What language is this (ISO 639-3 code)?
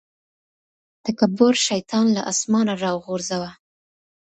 pus